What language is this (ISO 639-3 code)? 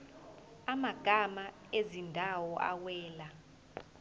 zul